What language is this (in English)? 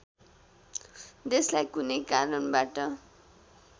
Nepali